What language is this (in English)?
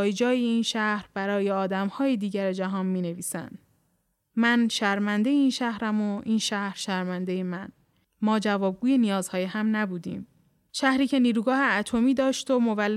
Persian